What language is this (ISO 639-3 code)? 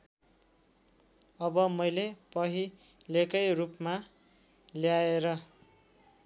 nep